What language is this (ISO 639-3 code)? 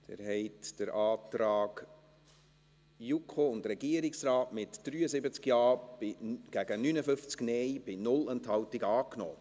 gsw